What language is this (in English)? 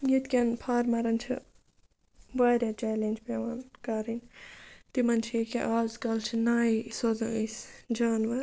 Kashmiri